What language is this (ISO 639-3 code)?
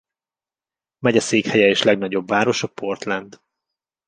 hun